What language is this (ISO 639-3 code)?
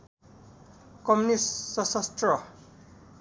nep